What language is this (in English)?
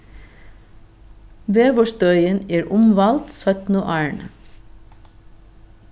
Faroese